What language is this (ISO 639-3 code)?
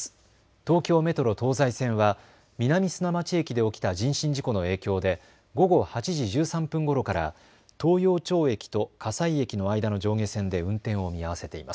jpn